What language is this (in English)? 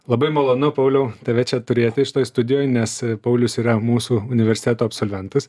Lithuanian